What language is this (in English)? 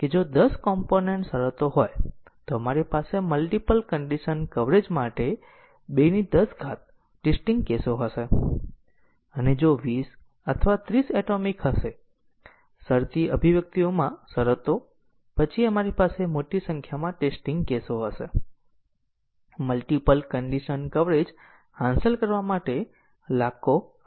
Gujarati